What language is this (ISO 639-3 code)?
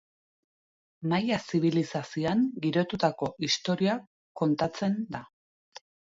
eus